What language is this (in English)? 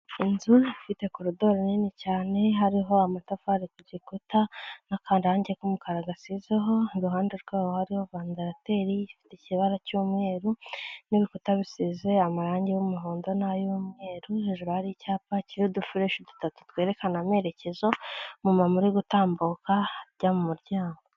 Kinyarwanda